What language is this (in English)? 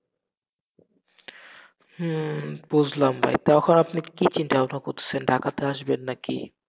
Bangla